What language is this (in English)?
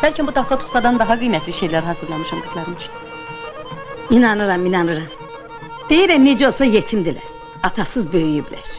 Turkish